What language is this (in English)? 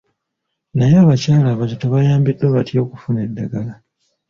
Ganda